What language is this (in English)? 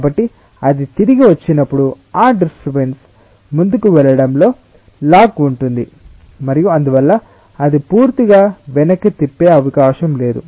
Telugu